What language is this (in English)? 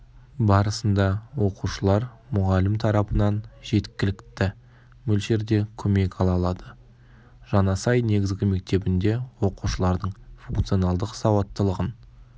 Kazakh